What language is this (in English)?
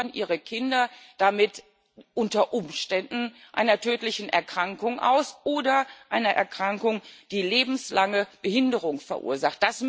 German